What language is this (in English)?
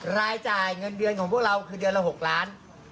Thai